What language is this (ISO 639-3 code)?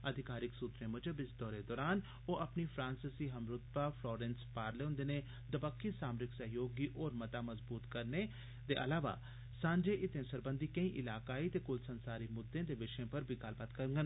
doi